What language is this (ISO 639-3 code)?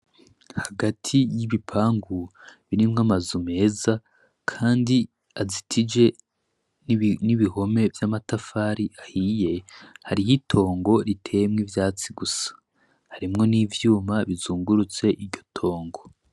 run